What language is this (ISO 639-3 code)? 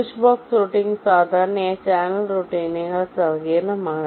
mal